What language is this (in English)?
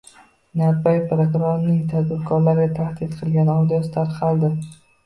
Uzbek